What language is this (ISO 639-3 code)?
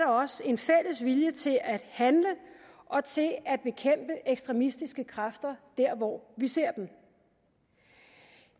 dan